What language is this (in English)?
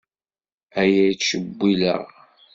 Kabyle